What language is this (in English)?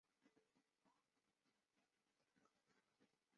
Chinese